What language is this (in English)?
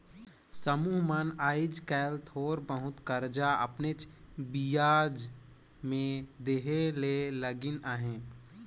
Chhattisgarhi